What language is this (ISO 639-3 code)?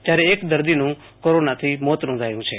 guj